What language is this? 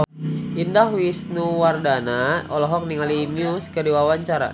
Sundanese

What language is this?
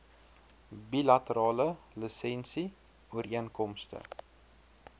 Afrikaans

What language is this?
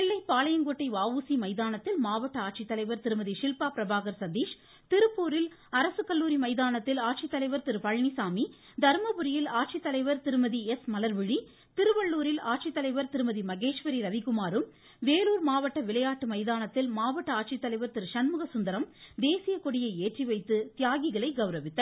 Tamil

